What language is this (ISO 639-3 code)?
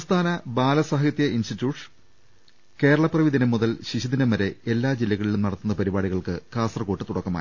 mal